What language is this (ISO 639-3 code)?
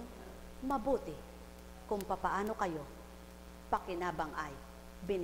fil